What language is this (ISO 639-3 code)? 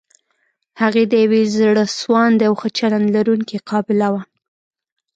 pus